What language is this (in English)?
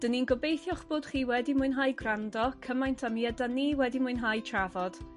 Welsh